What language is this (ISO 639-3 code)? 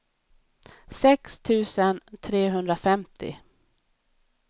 swe